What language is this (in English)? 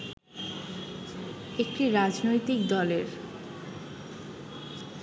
Bangla